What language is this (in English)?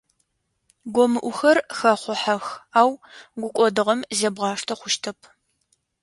Adyghe